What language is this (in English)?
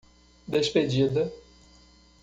Portuguese